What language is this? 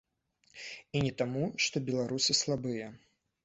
Belarusian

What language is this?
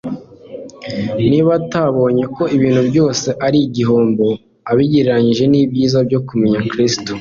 Kinyarwanda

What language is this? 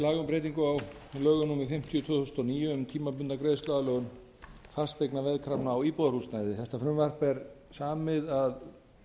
Icelandic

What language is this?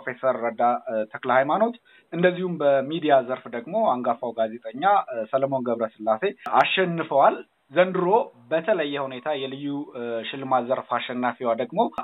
Amharic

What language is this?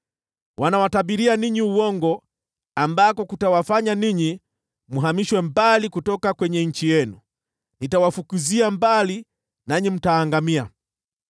Swahili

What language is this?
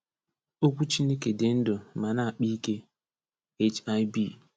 Igbo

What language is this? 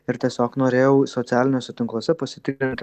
Lithuanian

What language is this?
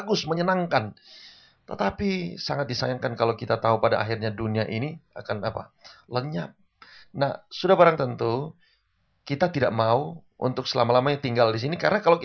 Indonesian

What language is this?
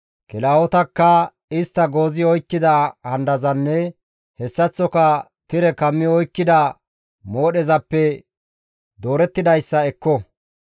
Gamo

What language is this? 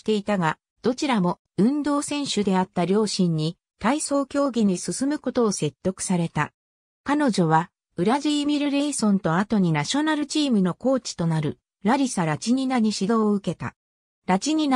Japanese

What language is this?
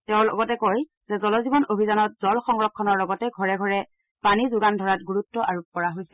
Assamese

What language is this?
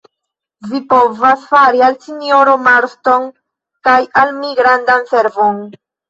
Esperanto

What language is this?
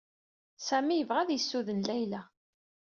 Kabyle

